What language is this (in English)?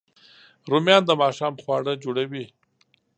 Pashto